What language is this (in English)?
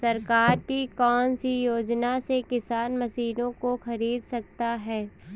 Hindi